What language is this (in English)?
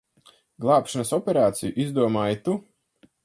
Latvian